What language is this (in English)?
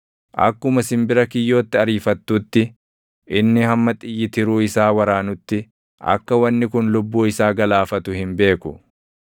Oromo